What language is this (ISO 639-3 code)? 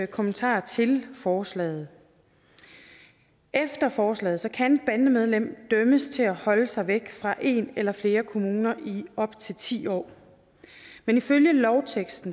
dan